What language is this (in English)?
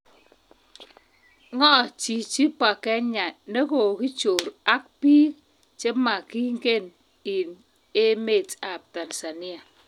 Kalenjin